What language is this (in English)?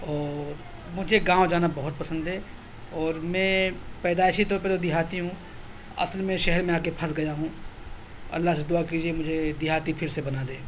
Urdu